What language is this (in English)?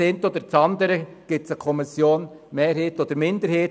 Swiss German